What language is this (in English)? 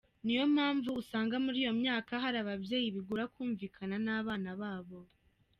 Kinyarwanda